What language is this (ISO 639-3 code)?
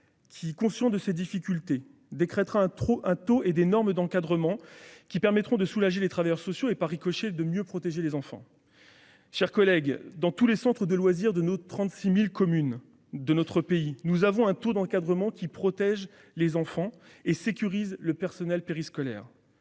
fra